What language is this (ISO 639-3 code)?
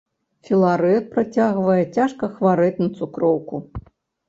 bel